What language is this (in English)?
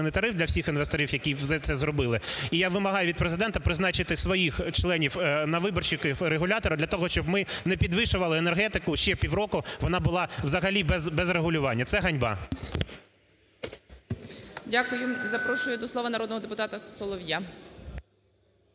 Ukrainian